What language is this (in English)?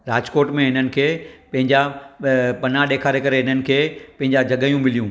Sindhi